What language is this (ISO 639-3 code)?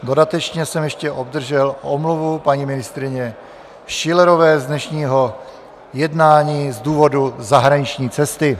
ces